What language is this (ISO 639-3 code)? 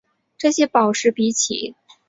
zho